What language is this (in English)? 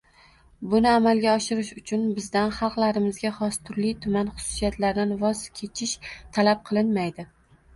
Uzbek